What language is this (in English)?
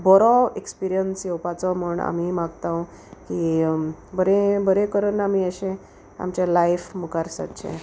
Konkani